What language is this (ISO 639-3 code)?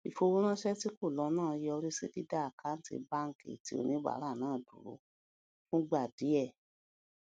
yor